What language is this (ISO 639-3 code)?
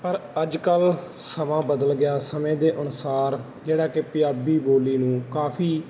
pan